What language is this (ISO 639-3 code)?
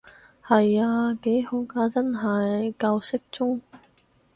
yue